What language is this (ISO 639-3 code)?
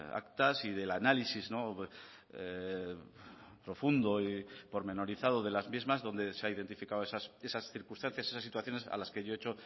spa